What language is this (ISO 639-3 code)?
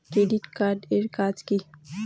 ben